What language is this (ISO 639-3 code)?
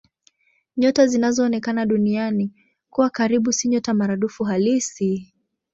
swa